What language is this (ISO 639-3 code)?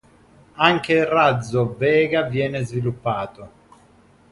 ita